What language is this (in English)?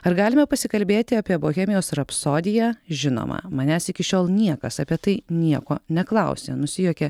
Lithuanian